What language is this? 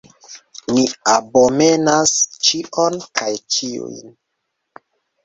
Esperanto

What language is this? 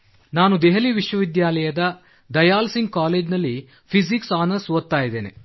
Kannada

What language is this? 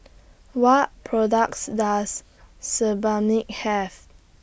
English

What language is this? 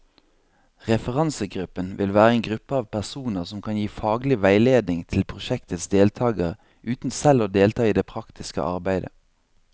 Norwegian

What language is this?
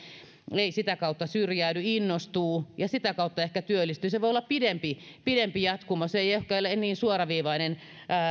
Finnish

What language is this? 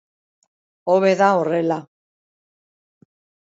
Basque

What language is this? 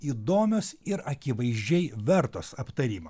Lithuanian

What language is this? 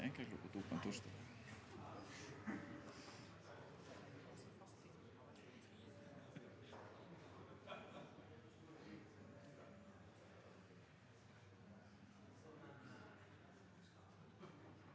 Norwegian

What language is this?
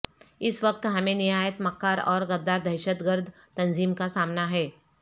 Urdu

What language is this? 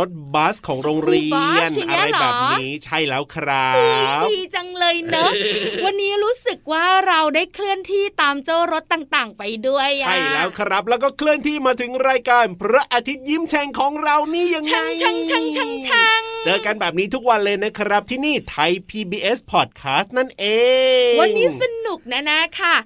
Thai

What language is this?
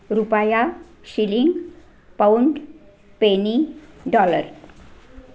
Marathi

